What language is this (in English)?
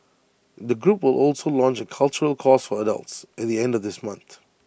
English